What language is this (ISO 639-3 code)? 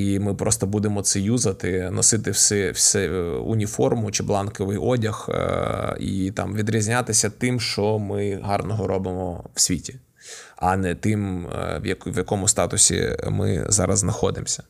ukr